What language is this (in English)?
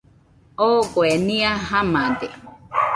Nüpode Huitoto